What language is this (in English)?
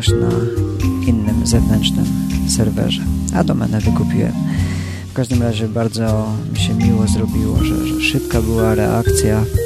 Polish